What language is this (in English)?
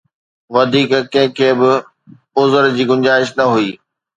Sindhi